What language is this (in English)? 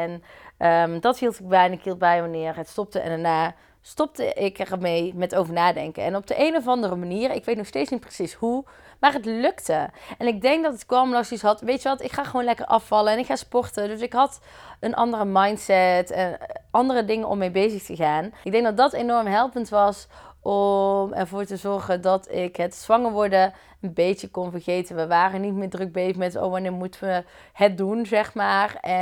Dutch